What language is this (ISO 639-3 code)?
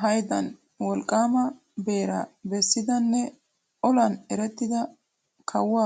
wal